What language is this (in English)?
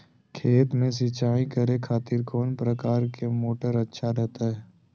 Magahi